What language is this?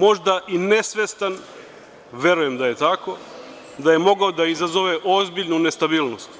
Serbian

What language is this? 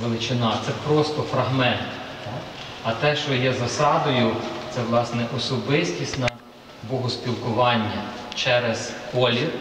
Ukrainian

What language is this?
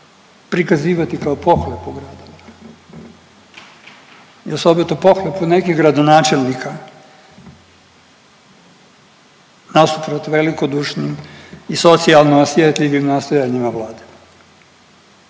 Croatian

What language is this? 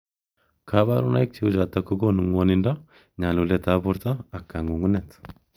Kalenjin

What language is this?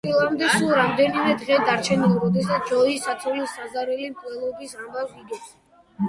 Georgian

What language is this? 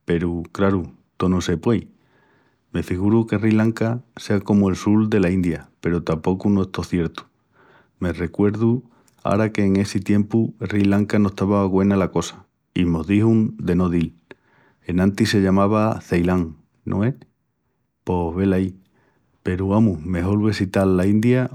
Extremaduran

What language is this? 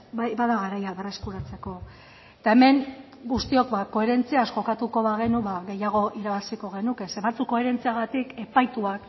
Basque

